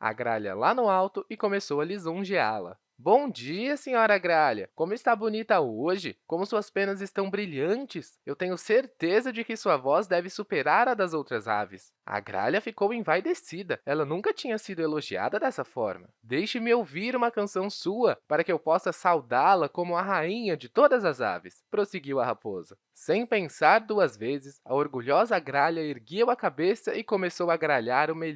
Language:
Portuguese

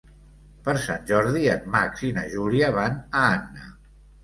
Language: Catalan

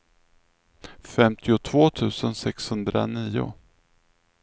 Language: Swedish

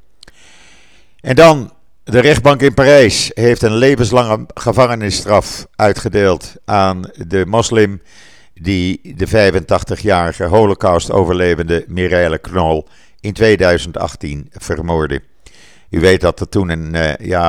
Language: Dutch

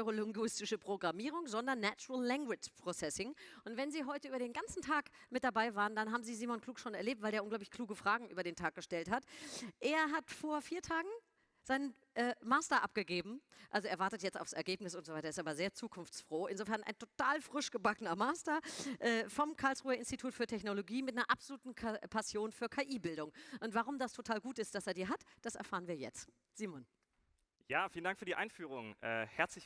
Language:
German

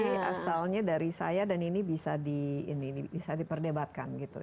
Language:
Indonesian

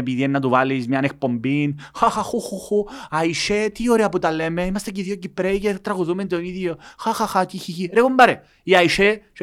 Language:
Greek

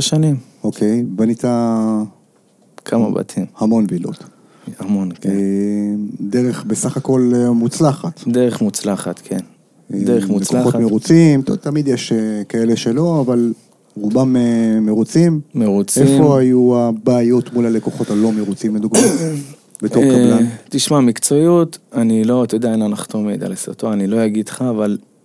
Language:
Hebrew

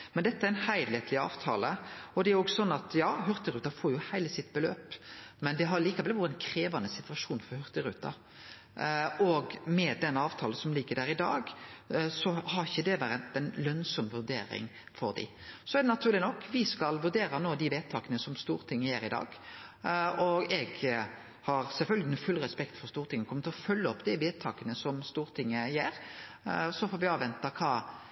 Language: Norwegian Nynorsk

